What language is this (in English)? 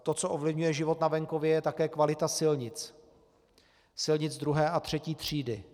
Czech